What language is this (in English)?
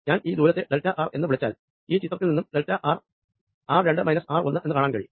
Malayalam